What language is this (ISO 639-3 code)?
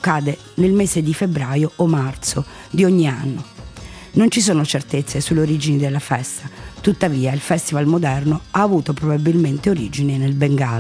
ita